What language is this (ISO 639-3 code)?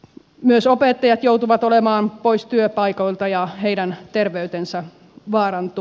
fin